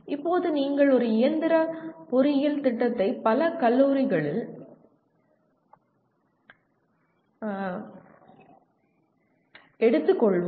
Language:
Tamil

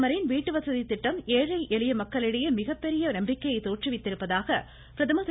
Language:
Tamil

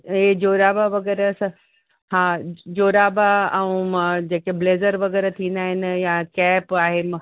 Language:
Sindhi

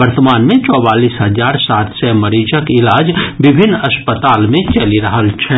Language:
Maithili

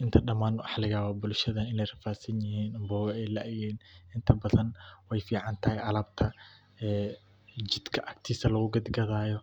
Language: Somali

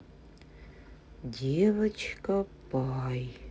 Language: Russian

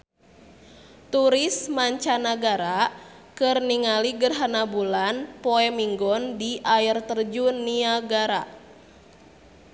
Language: Sundanese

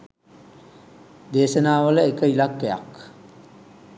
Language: Sinhala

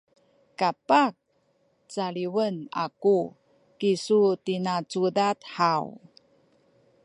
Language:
Sakizaya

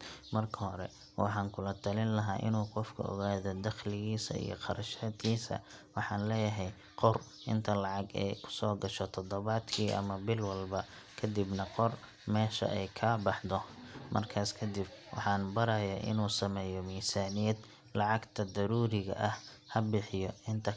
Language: Somali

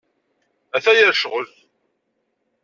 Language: Kabyle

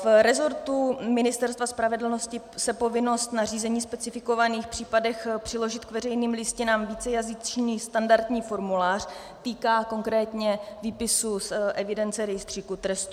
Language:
Czech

